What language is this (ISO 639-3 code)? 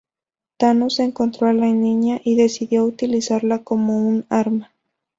spa